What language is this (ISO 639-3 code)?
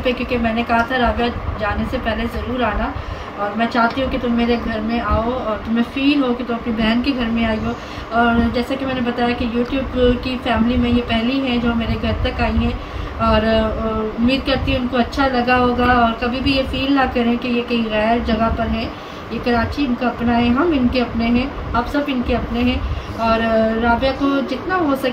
hin